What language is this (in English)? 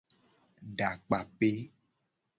Gen